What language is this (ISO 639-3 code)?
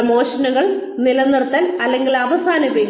mal